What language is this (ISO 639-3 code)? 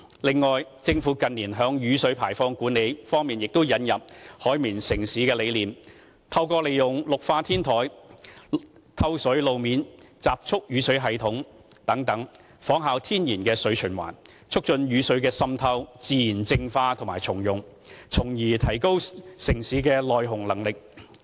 yue